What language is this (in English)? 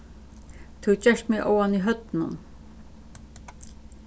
Faroese